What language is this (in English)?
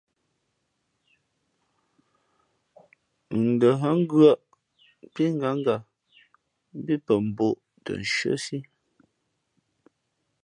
Fe'fe'